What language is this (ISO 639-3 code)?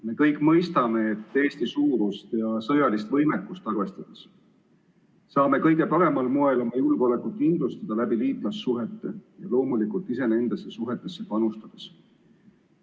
est